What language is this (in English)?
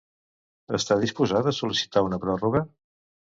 Catalan